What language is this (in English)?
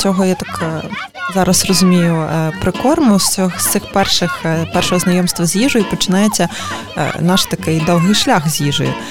Ukrainian